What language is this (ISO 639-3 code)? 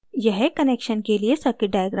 hin